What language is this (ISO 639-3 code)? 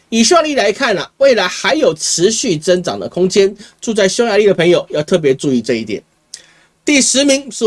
zho